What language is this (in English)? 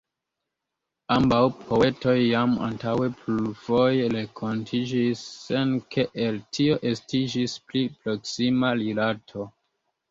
Esperanto